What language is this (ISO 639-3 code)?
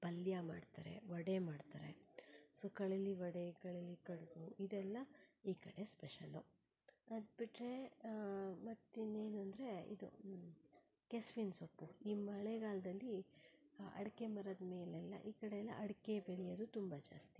kan